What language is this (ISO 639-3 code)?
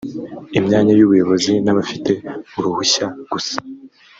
kin